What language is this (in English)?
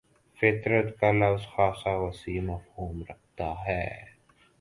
Urdu